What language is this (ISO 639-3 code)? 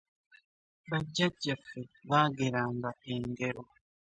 lug